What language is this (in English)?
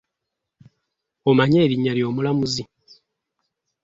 Ganda